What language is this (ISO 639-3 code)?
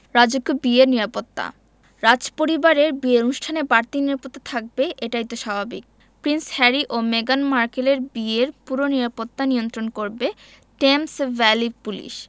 ben